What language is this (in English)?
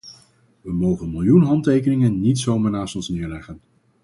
Dutch